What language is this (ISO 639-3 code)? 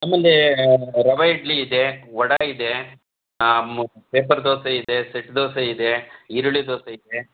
kan